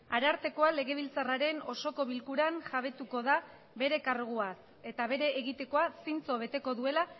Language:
Basque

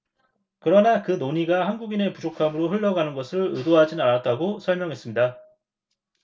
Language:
Korean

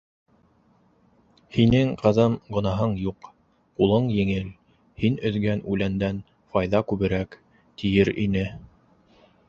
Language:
Bashkir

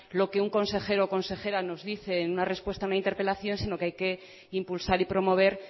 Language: Spanish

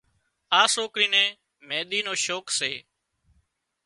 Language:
Wadiyara Koli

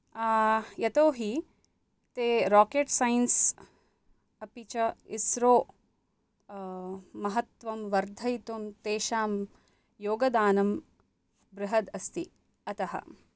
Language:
Sanskrit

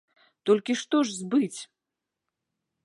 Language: Belarusian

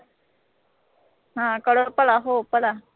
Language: Punjabi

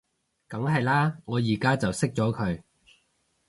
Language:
Cantonese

